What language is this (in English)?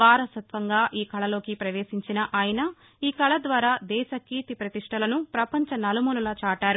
Telugu